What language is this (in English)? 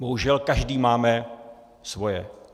Czech